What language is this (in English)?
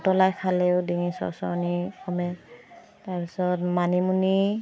Assamese